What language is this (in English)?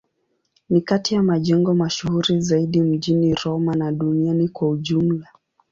Swahili